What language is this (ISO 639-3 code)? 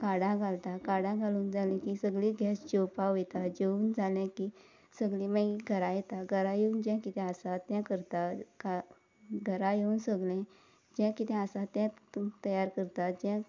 kok